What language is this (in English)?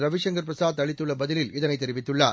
Tamil